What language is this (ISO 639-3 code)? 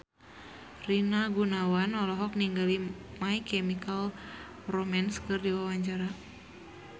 sun